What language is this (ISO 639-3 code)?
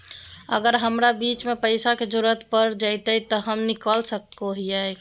mag